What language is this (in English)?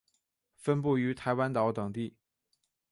Chinese